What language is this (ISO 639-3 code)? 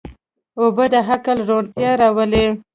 pus